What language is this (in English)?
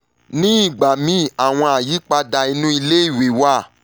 Yoruba